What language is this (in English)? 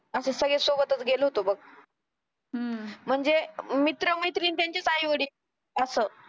Marathi